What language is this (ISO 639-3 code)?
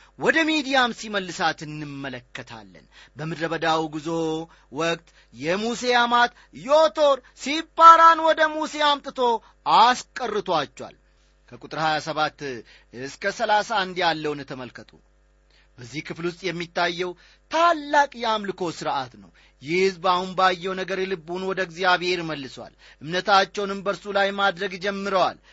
amh